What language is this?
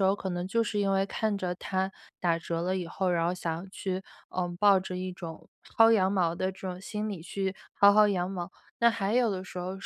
Chinese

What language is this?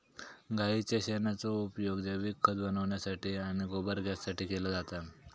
Marathi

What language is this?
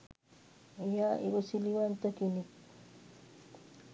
Sinhala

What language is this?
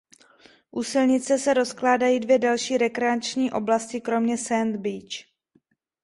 Czech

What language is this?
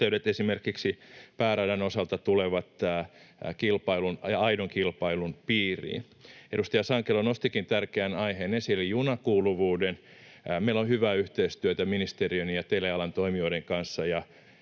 Finnish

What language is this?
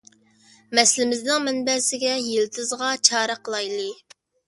Uyghur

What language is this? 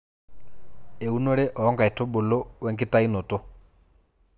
Masai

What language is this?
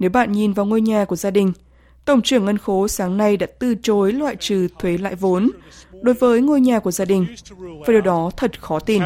Vietnamese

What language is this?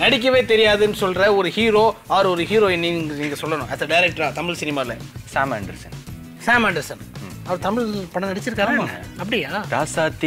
Korean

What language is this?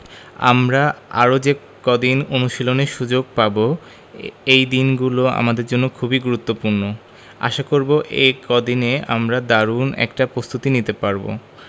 Bangla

